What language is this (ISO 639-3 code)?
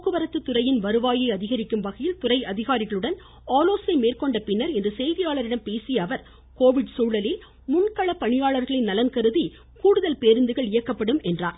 tam